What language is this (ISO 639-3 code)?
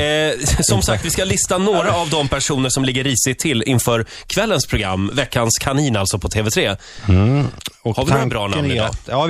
swe